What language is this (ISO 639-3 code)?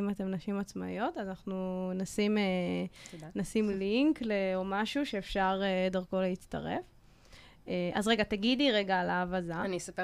heb